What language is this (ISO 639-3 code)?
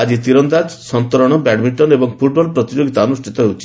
ori